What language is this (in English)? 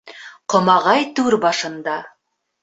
Bashkir